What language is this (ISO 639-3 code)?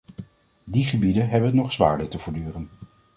nld